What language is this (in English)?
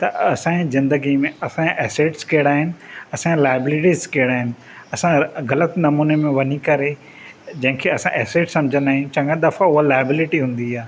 Sindhi